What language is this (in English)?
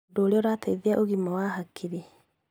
Kikuyu